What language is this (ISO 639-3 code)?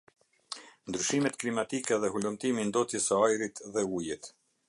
sqi